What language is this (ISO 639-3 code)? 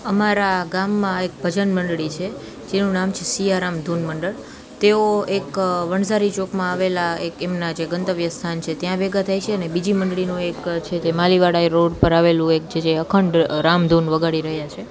guj